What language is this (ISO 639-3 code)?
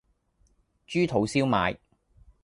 yue